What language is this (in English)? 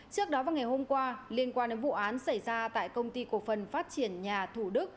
Vietnamese